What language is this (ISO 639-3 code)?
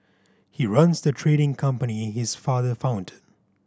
eng